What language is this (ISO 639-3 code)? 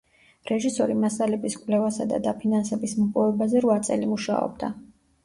kat